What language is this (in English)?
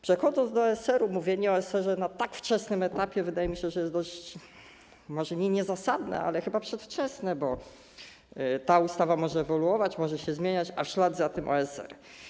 Polish